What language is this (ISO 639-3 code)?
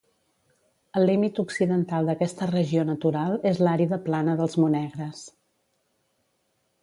cat